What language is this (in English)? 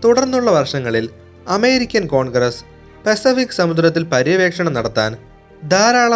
Malayalam